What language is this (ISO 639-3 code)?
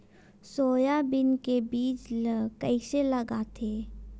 hne